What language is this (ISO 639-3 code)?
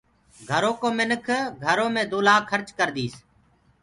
ggg